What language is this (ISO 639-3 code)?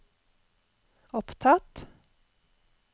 nor